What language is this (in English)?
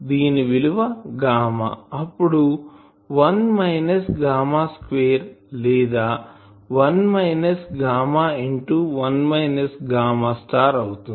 Telugu